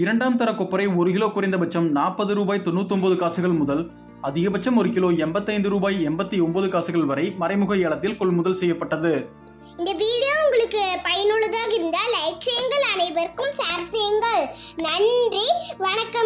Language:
Tamil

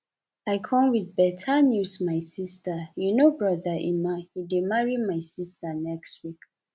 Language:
Nigerian Pidgin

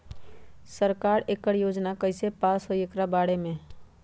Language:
Magahi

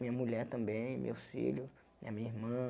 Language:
Portuguese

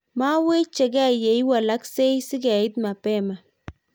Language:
Kalenjin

